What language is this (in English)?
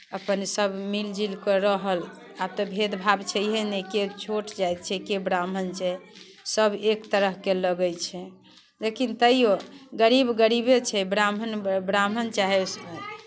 Maithili